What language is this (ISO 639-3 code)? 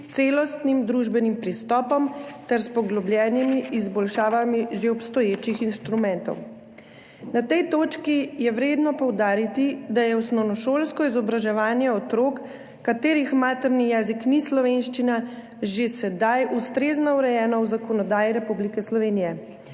slv